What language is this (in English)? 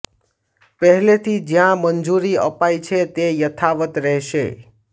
Gujarati